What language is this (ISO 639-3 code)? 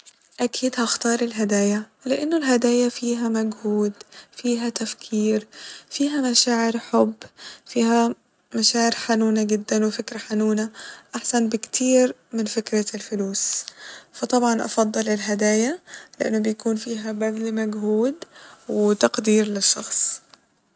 arz